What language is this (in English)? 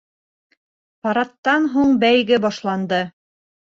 Bashkir